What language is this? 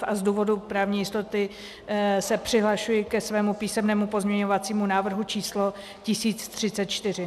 Czech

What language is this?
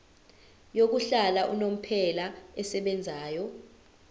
Zulu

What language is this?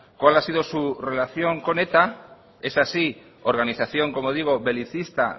Spanish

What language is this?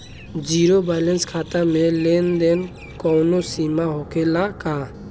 Bhojpuri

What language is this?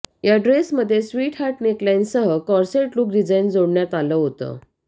Marathi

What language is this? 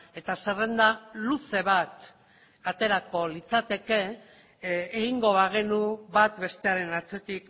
Basque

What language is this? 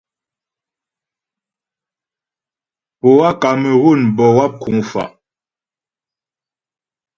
Ghomala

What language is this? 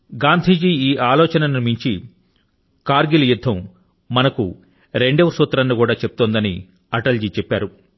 Telugu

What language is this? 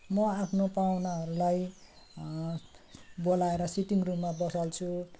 Nepali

